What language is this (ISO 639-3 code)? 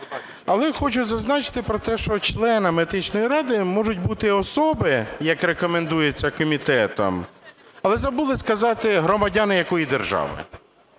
ukr